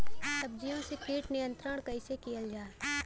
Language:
Bhojpuri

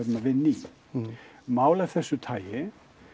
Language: Icelandic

